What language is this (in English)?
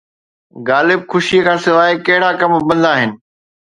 Sindhi